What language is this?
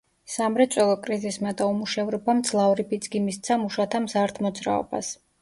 Georgian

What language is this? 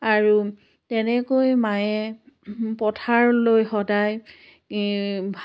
Assamese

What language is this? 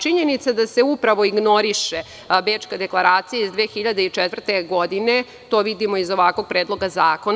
Serbian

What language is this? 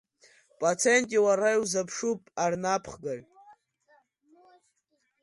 Abkhazian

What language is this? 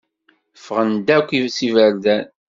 Kabyle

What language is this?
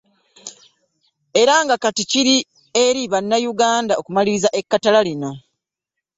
Ganda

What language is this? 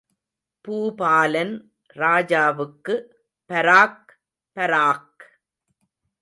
Tamil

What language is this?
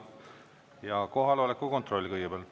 Estonian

